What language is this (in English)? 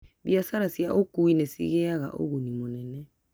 Kikuyu